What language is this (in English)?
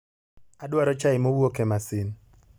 Luo (Kenya and Tanzania)